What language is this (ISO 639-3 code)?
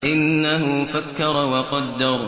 ara